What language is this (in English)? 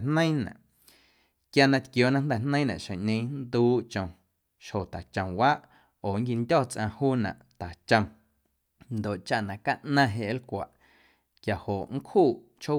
Guerrero Amuzgo